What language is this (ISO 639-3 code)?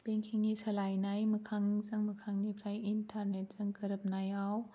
brx